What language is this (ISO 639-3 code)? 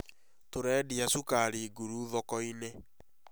kik